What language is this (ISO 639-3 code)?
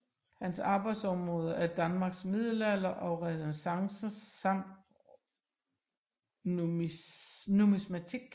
dan